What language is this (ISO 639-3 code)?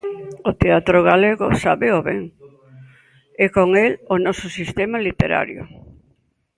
glg